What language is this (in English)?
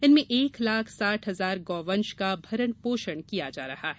Hindi